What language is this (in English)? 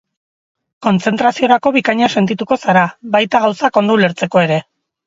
Basque